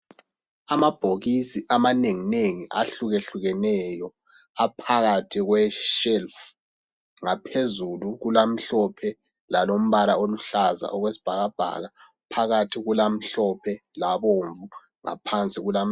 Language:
North Ndebele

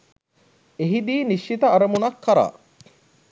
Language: Sinhala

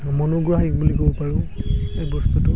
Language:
Assamese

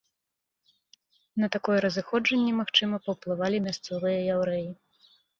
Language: Belarusian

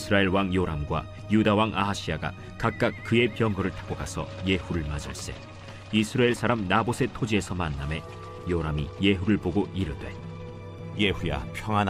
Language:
Korean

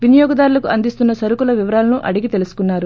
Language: Telugu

